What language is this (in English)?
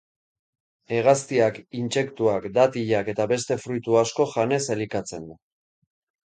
Basque